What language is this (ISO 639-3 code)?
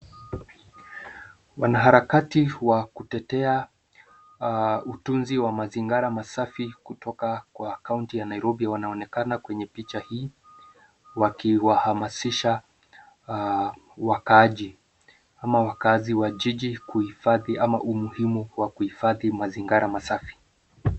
swa